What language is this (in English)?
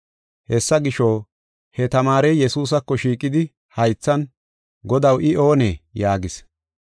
Gofa